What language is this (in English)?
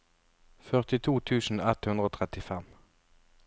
Norwegian